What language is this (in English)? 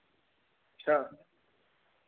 Dogri